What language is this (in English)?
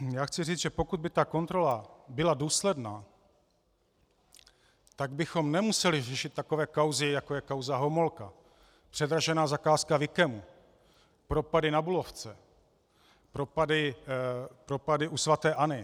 Czech